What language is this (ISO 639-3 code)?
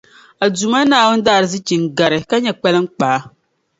dag